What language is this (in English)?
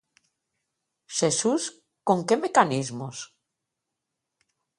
Galician